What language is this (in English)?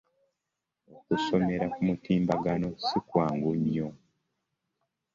Ganda